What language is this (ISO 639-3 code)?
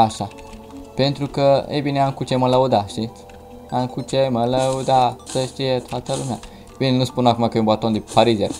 ron